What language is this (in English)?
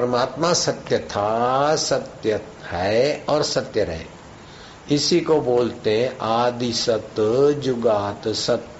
Hindi